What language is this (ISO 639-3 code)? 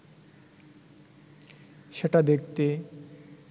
ben